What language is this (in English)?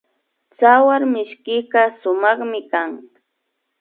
Imbabura Highland Quichua